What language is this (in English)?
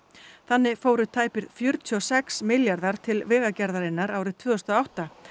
Icelandic